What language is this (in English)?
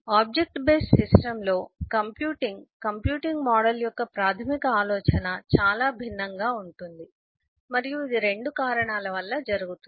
Telugu